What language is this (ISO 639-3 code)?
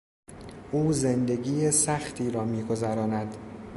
fas